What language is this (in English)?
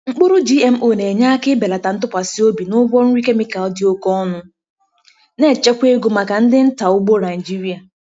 Igbo